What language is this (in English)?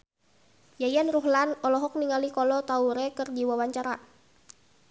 Sundanese